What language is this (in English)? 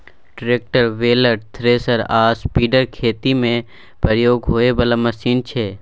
Maithili